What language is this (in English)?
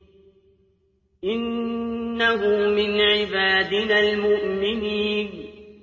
Arabic